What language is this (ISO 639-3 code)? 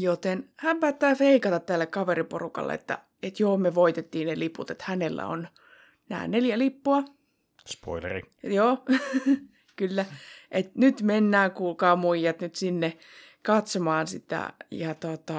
fin